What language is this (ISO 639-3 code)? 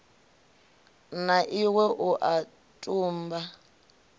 ven